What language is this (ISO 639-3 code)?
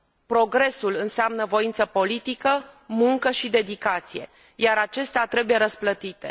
ron